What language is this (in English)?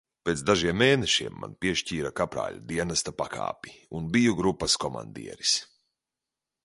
Latvian